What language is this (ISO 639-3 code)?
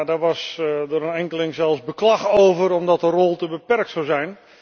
nld